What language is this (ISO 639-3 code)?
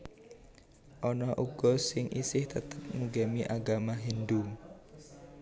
jav